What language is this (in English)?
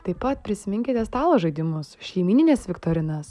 Lithuanian